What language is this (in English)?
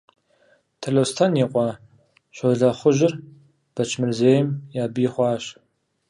Kabardian